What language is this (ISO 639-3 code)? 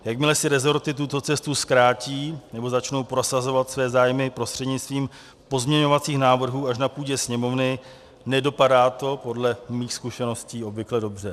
ces